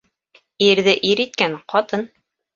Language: Bashkir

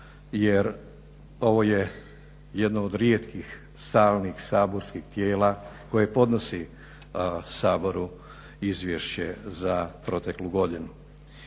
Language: Croatian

